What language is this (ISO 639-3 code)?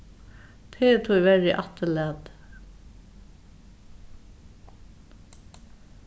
fao